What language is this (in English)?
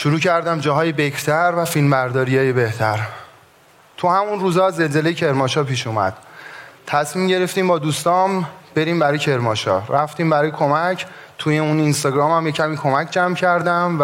Persian